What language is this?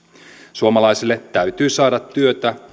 Finnish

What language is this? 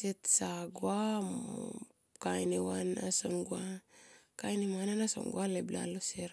Tomoip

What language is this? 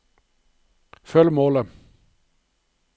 Norwegian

